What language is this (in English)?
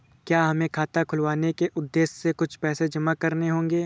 Hindi